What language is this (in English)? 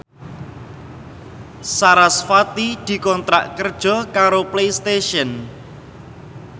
Javanese